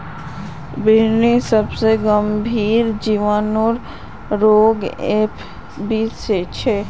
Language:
Magahi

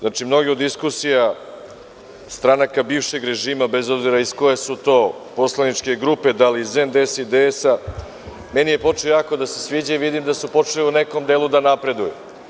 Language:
Serbian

